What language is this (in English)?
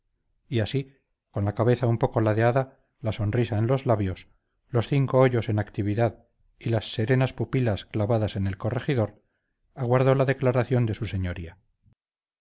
Spanish